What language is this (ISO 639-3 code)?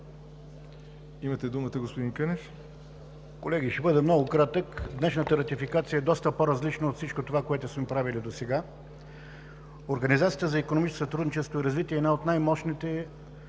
bul